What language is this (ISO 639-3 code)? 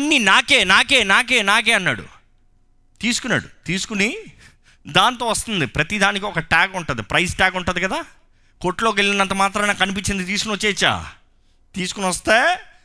tel